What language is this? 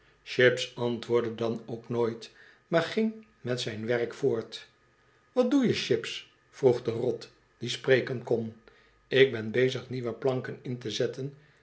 Dutch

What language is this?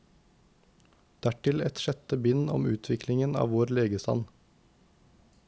Norwegian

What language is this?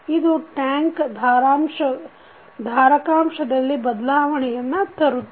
Kannada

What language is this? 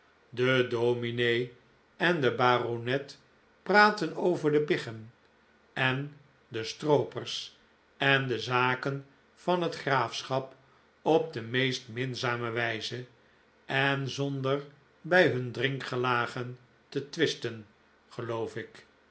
Dutch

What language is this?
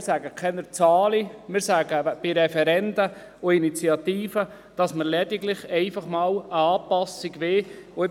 Swiss German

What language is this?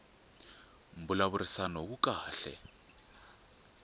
Tsonga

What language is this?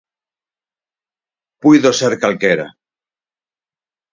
Galician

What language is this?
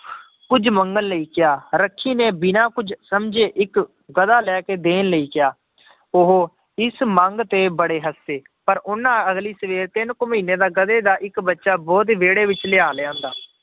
Punjabi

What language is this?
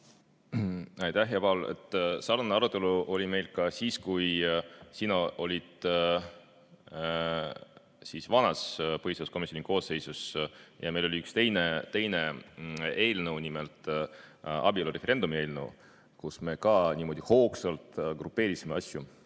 Estonian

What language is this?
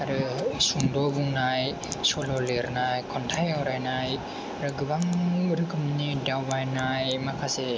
Bodo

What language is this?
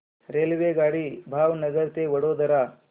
Marathi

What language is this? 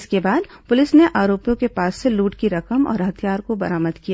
Hindi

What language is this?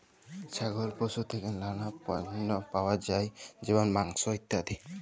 Bangla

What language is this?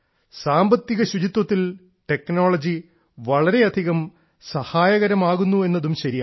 Malayalam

